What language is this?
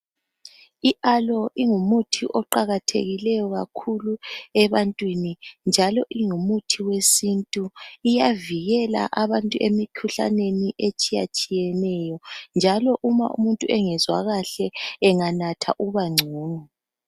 North Ndebele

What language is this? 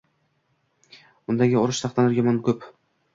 Uzbek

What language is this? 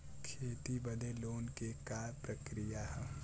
Bhojpuri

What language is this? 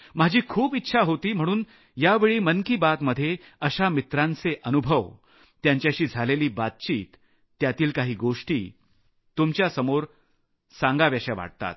Marathi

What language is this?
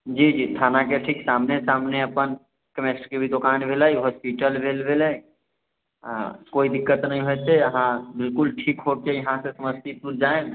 Maithili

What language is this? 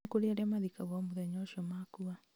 Kikuyu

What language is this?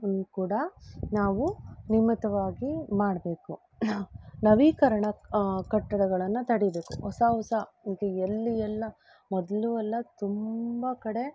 Kannada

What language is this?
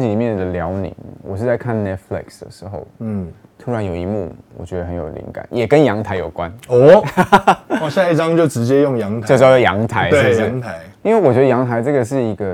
Chinese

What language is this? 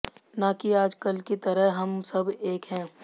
Hindi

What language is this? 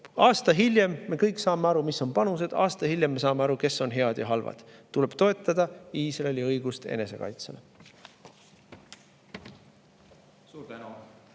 Estonian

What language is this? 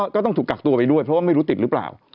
Thai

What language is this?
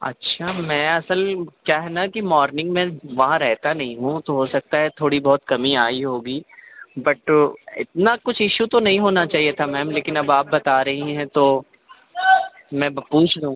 Urdu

